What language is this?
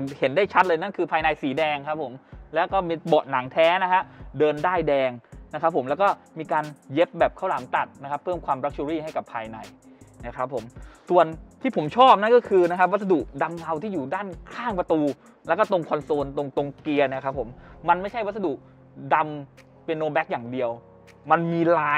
Thai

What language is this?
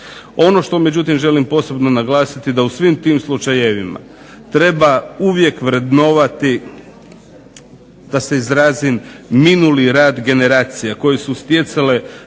Croatian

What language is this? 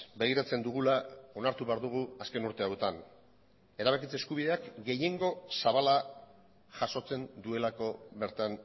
Basque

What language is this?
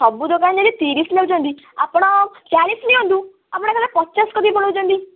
Odia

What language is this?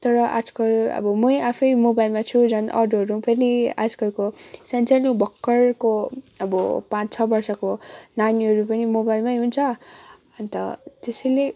Nepali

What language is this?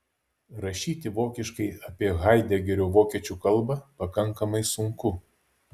Lithuanian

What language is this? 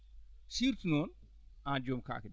Fula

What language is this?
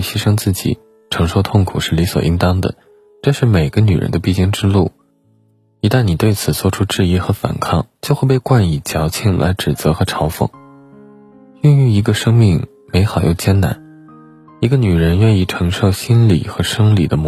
Chinese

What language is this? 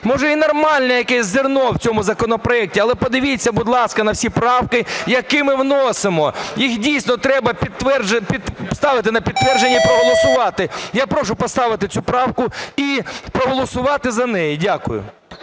Ukrainian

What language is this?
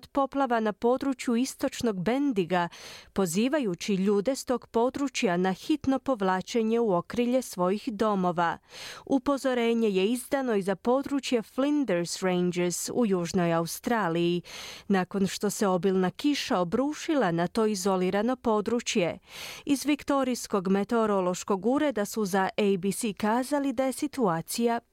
Croatian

